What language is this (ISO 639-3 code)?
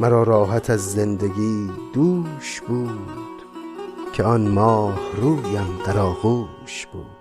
fas